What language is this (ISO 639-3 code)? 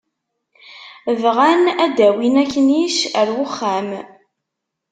kab